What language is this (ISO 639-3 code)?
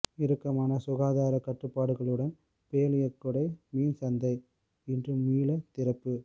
tam